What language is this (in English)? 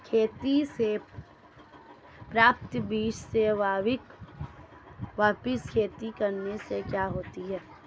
Hindi